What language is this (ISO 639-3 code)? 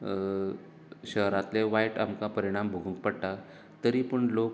kok